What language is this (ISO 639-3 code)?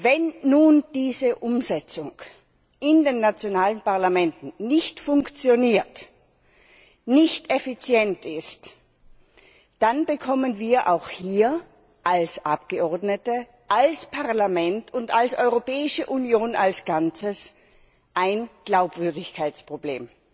deu